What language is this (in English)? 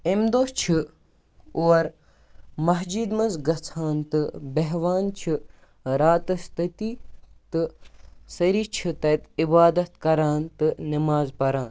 Kashmiri